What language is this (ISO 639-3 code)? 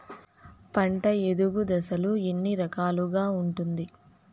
tel